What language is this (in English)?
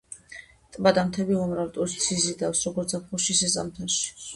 Georgian